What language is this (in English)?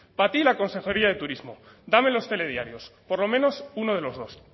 Spanish